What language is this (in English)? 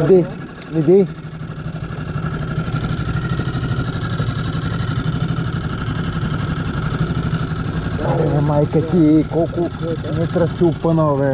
Bulgarian